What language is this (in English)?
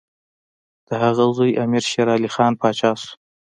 Pashto